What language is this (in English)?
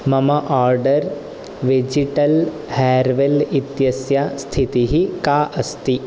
Sanskrit